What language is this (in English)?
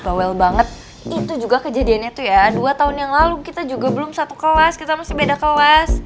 Indonesian